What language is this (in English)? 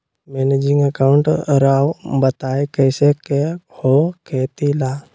Magahi